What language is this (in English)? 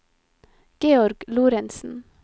Norwegian